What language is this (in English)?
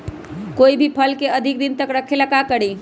Magahi